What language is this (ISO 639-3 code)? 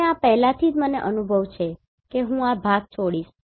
guj